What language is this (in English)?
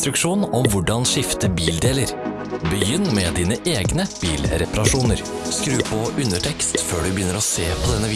Norwegian